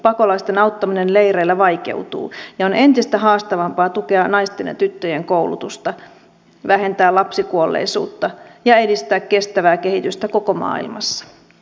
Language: Finnish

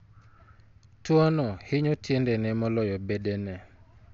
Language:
Luo (Kenya and Tanzania)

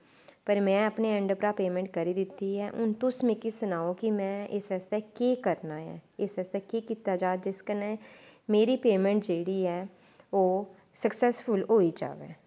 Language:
Dogri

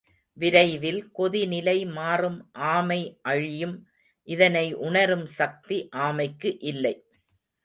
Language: Tamil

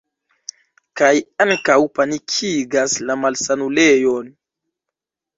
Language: Esperanto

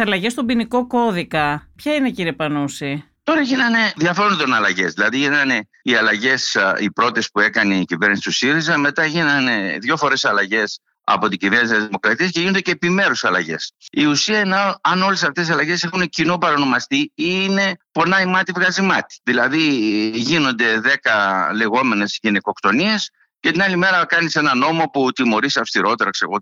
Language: Greek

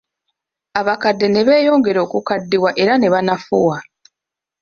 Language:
Ganda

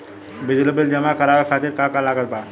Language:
Bhojpuri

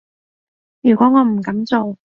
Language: Cantonese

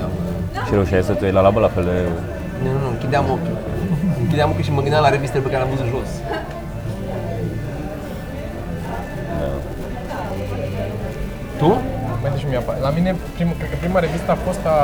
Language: Romanian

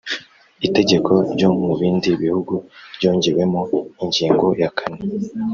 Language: Kinyarwanda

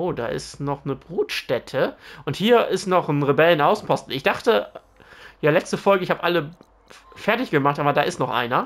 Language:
German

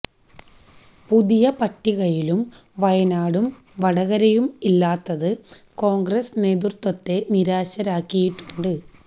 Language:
Malayalam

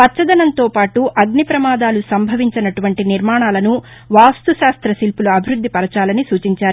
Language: Telugu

